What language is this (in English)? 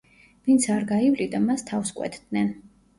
Georgian